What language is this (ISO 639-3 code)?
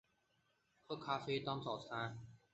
zho